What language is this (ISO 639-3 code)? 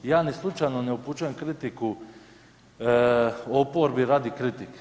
hrv